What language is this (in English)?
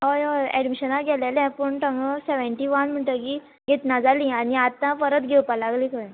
Konkani